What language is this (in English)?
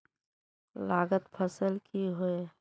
Magahi